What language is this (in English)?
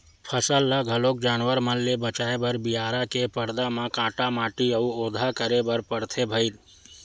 Chhattisgarhi